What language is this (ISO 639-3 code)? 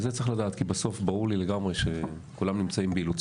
heb